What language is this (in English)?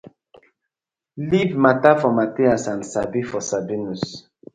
Nigerian Pidgin